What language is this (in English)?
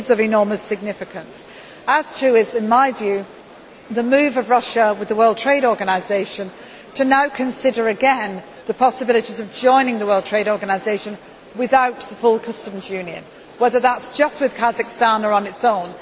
English